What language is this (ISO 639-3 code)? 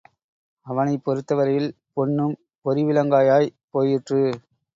tam